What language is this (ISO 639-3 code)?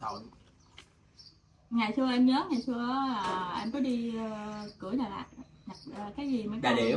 vie